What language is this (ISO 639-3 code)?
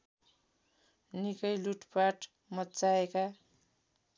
nep